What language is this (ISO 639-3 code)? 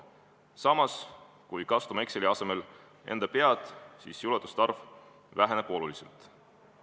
est